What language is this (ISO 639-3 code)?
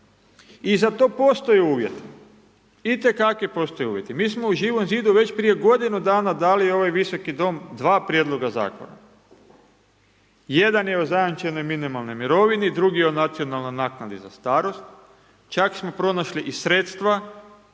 hrv